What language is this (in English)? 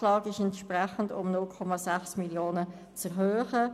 Swiss German